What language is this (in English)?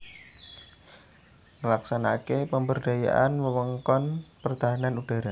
Javanese